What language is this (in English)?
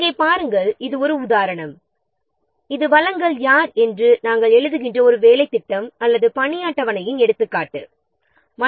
Tamil